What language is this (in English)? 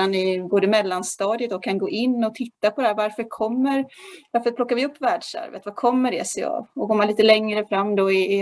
Swedish